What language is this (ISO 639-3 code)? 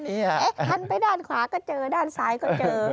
tha